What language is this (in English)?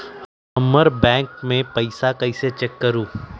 Magahi